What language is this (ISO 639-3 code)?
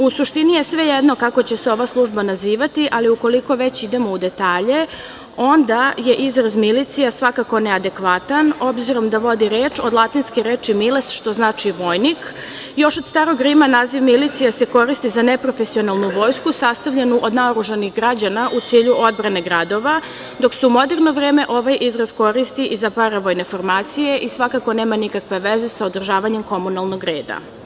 srp